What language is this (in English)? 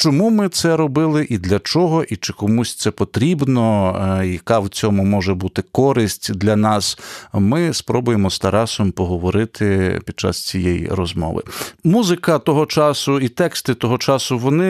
Ukrainian